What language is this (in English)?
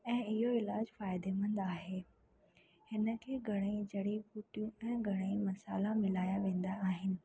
Sindhi